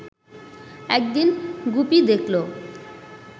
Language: Bangla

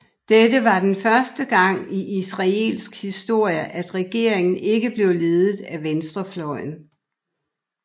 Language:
Danish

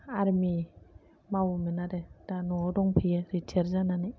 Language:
Bodo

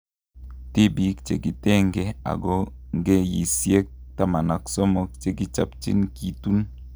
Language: Kalenjin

